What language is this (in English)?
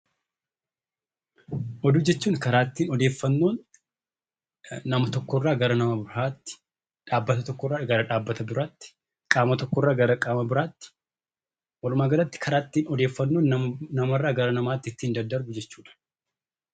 Oromo